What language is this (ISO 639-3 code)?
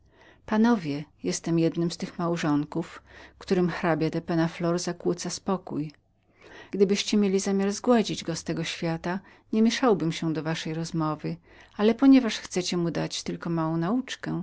pol